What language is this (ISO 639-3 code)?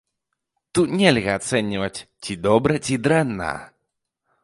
bel